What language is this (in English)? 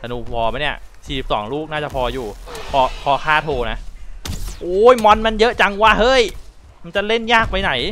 Thai